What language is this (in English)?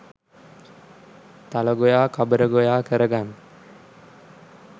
Sinhala